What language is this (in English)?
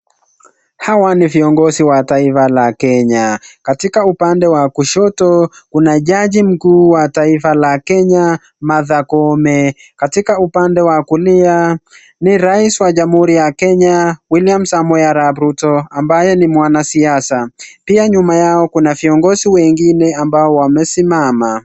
Swahili